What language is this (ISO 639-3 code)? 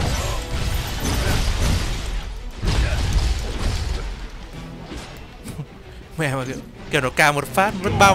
vie